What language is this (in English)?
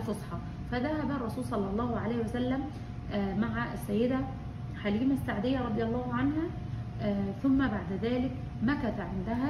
Arabic